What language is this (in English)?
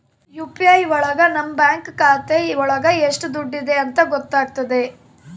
Kannada